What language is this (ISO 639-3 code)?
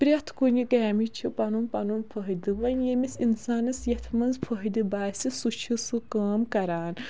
kas